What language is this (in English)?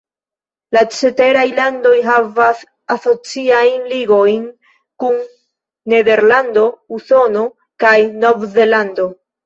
Esperanto